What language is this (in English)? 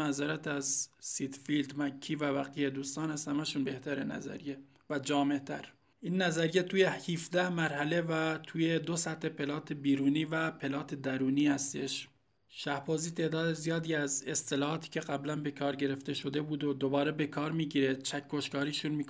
Persian